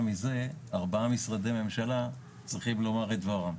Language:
Hebrew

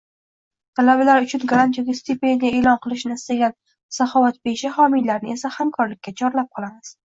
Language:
Uzbek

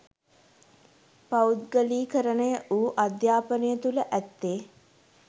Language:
Sinhala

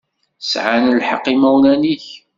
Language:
Kabyle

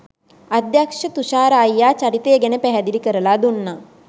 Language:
Sinhala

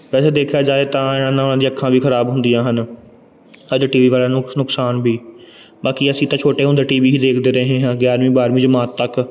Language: Punjabi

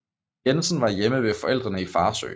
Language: Danish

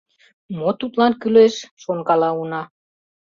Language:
Mari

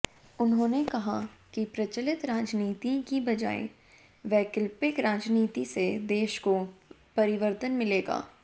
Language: Hindi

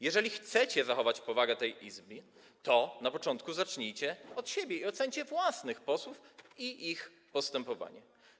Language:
Polish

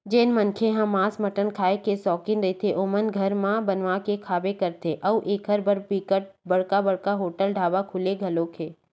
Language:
Chhattisgarhi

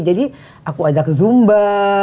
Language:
Indonesian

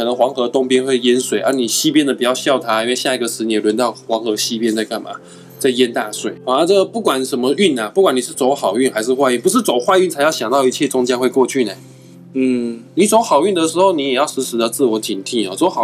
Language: Chinese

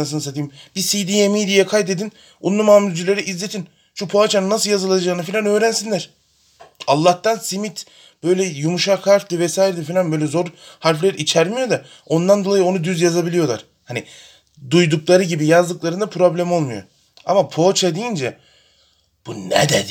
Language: Turkish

